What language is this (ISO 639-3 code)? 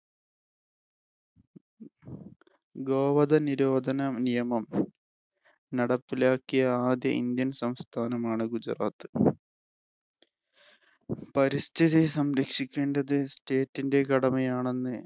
mal